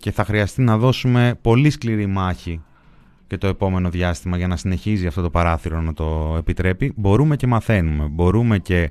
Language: Greek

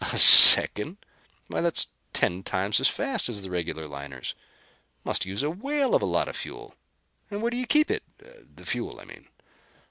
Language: English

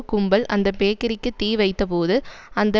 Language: Tamil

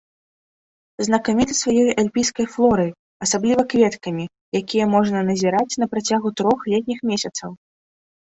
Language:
Belarusian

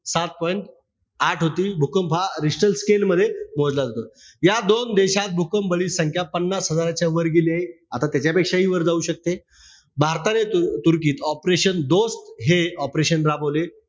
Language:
Marathi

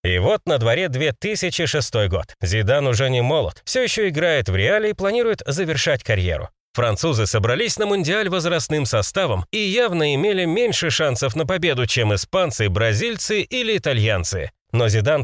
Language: Russian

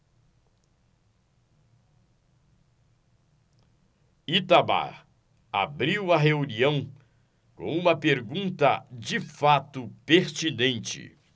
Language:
Portuguese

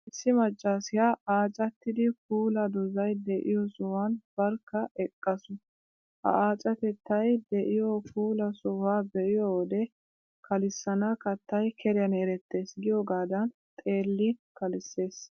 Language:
Wolaytta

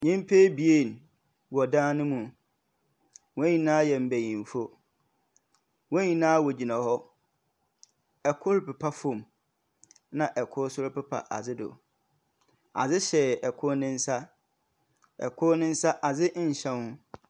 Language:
Akan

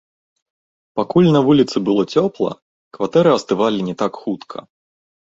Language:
Belarusian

